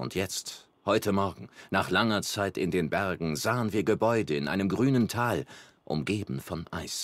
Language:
German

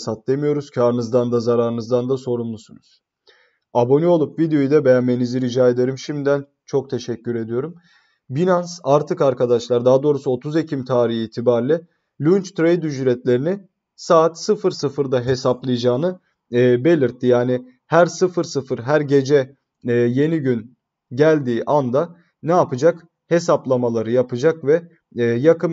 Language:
Turkish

